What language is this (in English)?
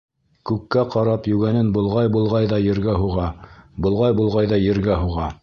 Bashkir